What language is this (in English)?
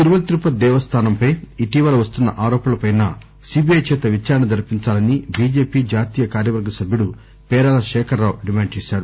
Telugu